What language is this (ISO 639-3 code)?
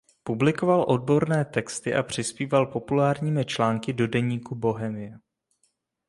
ces